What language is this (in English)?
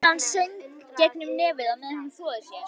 Icelandic